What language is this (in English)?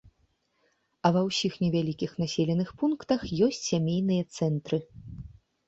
Belarusian